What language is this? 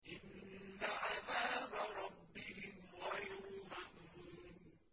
Arabic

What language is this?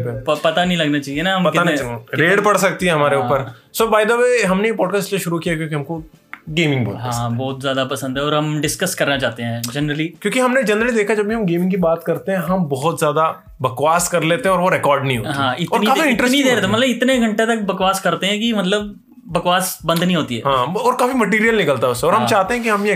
Hindi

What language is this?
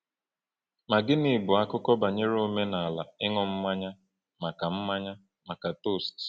Igbo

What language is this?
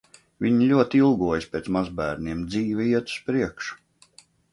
Latvian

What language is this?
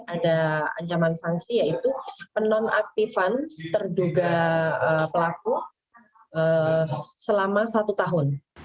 Indonesian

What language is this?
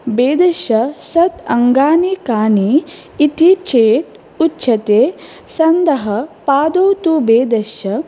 Sanskrit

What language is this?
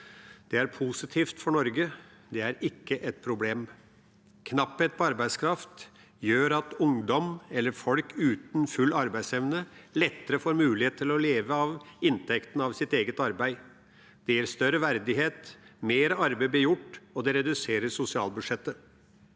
Norwegian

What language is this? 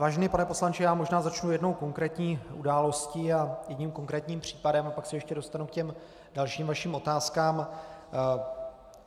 Czech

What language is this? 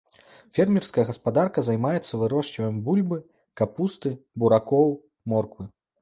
Belarusian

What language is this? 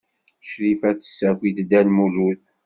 Kabyle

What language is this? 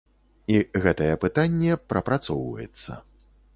Belarusian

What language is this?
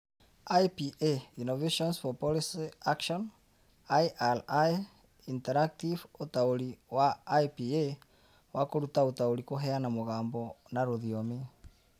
Kikuyu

